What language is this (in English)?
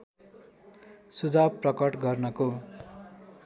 Nepali